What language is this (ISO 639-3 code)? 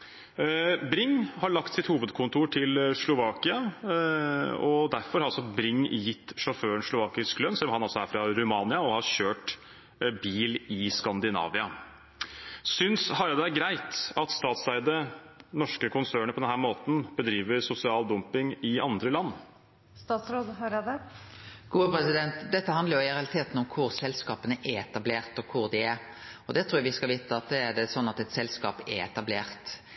nor